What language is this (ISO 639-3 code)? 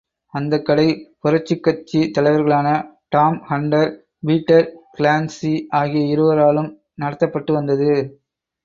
tam